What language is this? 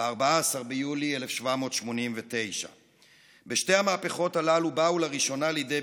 Hebrew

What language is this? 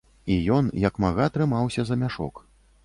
Belarusian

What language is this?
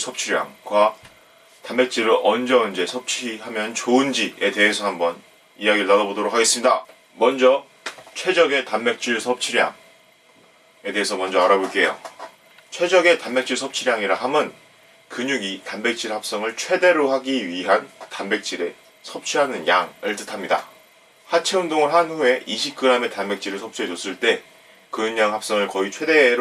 Korean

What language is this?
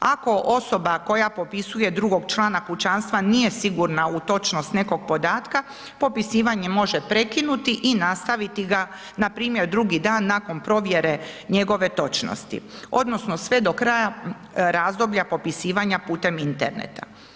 Croatian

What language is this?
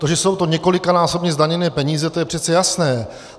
Czech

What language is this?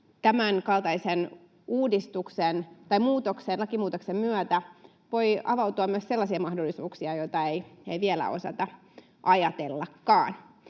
Finnish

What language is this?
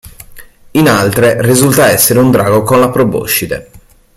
Italian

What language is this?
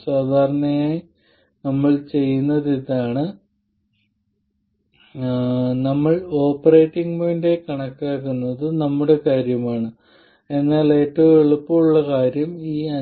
Malayalam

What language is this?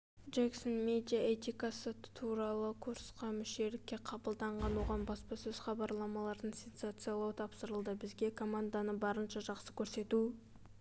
Kazakh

